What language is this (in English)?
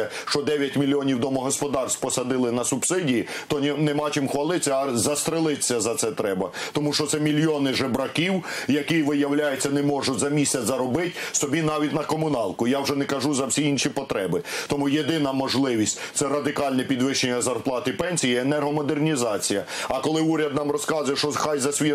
Ukrainian